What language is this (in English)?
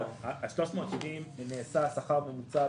Hebrew